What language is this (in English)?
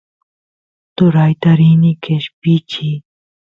Santiago del Estero Quichua